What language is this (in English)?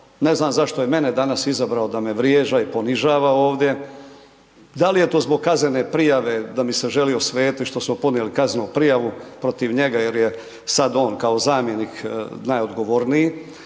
Croatian